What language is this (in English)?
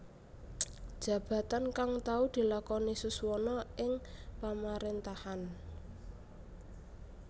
Javanese